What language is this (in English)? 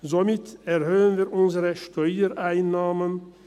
Swiss German